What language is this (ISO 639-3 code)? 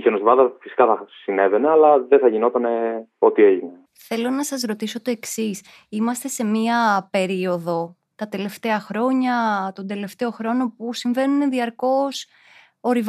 ell